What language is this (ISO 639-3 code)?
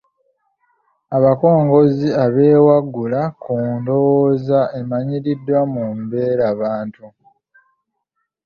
lug